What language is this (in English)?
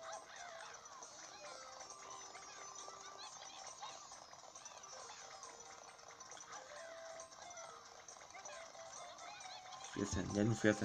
German